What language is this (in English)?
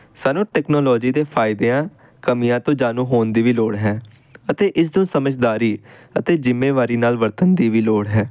Punjabi